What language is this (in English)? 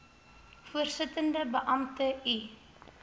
Afrikaans